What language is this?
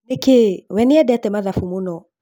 Kikuyu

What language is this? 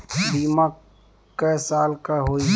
Bhojpuri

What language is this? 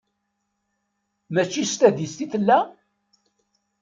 Kabyle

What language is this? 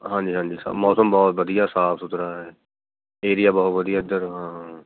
Punjabi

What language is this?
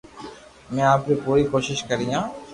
Loarki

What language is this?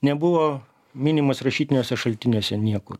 Lithuanian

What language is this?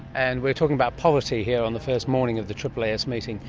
English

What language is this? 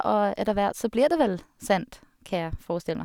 Norwegian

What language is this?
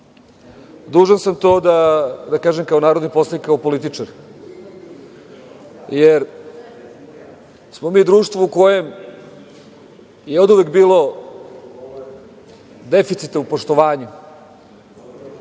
Serbian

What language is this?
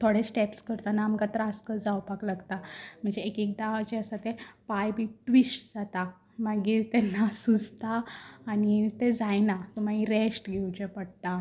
Konkani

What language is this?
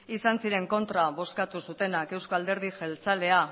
Basque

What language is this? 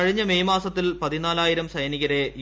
Malayalam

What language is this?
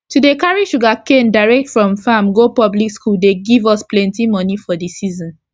Nigerian Pidgin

